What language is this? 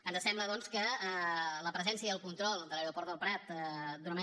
Catalan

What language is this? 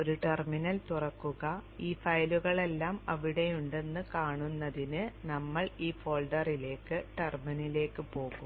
Malayalam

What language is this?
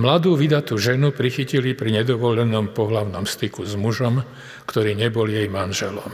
Slovak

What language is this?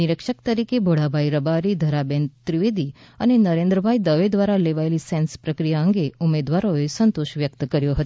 Gujarati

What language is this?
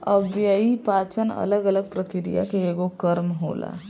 Bhojpuri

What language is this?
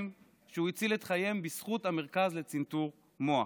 Hebrew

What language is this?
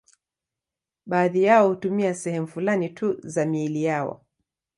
Swahili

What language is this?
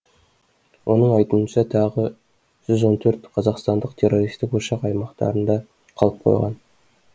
Kazakh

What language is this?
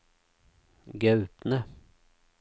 Norwegian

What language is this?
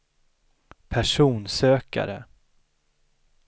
Swedish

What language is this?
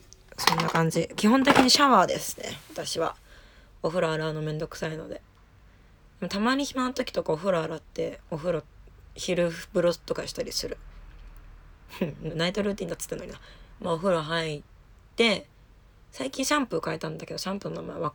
Japanese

